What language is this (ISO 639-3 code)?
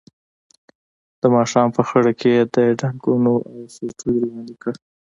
pus